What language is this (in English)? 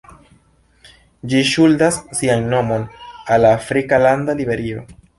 Esperanto